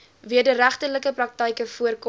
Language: Afrikaans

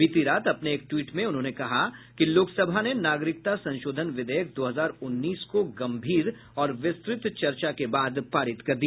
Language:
Hindi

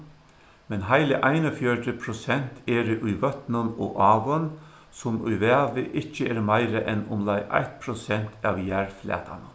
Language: Faroese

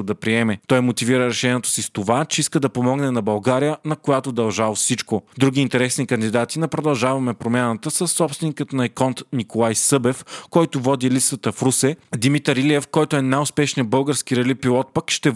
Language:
Bulgarian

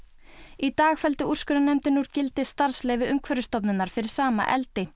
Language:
Icelandic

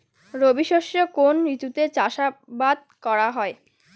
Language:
Bangla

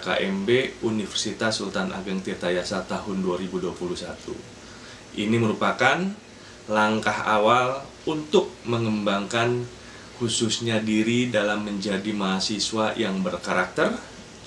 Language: Indonesian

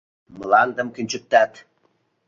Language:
Mari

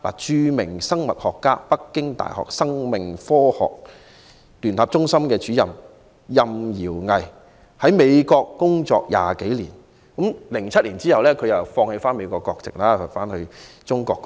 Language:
Cantonese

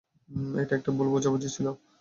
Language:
Bangla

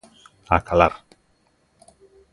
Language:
Galician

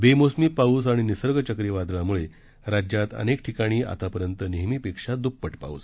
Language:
Marathi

